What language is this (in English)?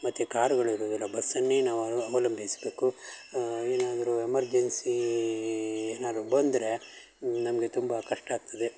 Kannada